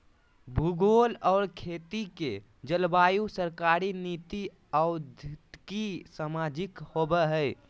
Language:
Magahi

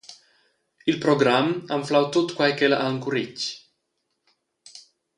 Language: Romansh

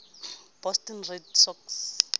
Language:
Southern Sotho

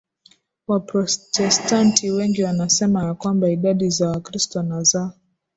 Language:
Swahili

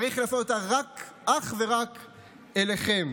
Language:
Hebrew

